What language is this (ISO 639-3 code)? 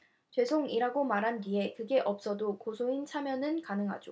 kor